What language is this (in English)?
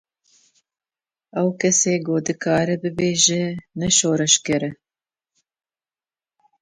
Kurdish